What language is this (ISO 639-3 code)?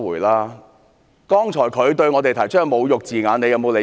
yue